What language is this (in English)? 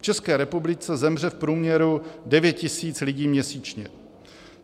Czech